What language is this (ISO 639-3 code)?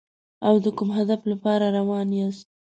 pus